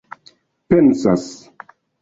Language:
Esperanto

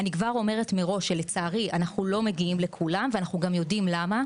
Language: Hebrew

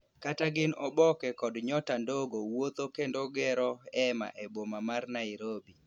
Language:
Luo (Kenya and Tanzania)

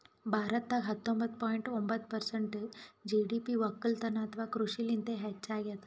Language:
Kannada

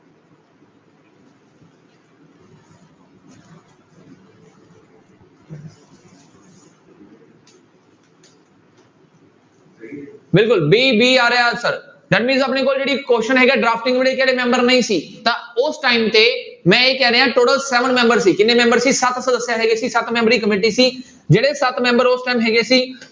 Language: Punjabi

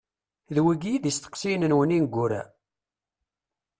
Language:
Kabyle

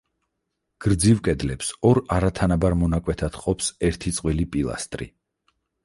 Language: Georgian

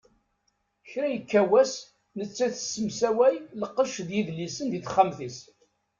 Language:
Kabyle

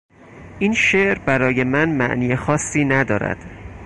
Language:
Persian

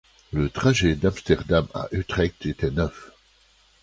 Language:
French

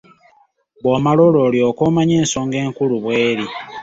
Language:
Ganda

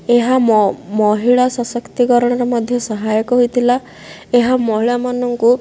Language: Odia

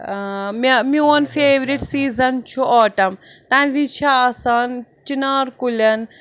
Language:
Kashmiri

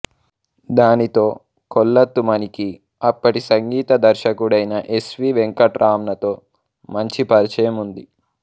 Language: Telugu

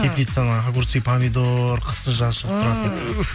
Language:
Kazakh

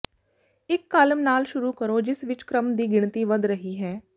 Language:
Punjabi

